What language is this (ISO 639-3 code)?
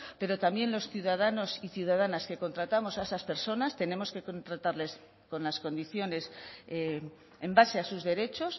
spa